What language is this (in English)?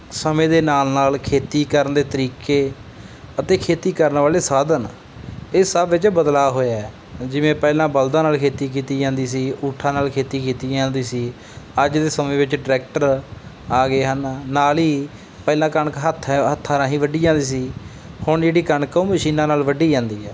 Punjabi